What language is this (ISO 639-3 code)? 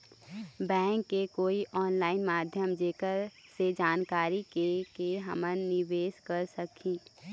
hne